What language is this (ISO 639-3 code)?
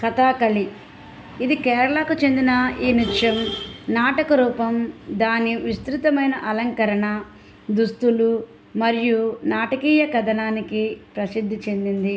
tel